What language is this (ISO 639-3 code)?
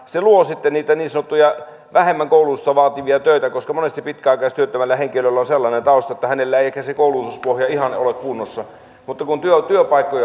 fin